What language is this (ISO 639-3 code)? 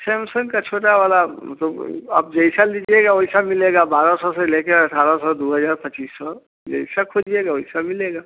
hin